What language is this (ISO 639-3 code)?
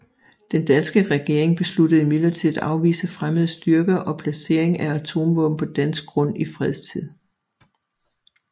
dan